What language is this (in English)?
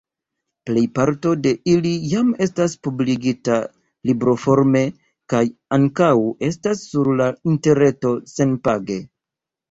Esperanto